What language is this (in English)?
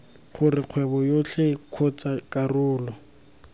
Tswana